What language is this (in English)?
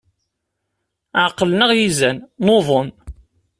Kabyle